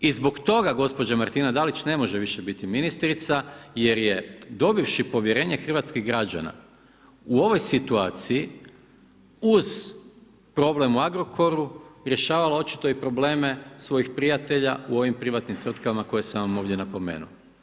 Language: Croatian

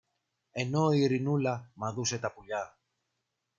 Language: Greek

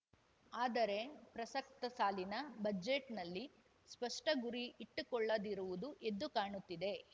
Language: Kannada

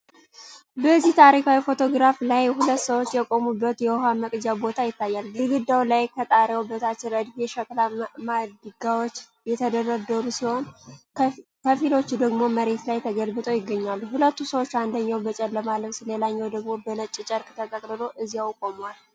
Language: Amharic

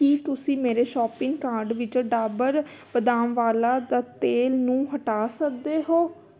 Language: Punjabi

